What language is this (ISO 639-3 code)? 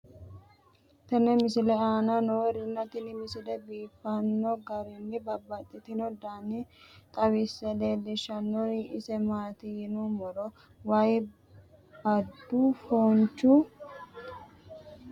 sid